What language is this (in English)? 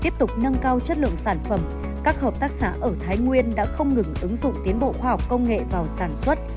Vietnamese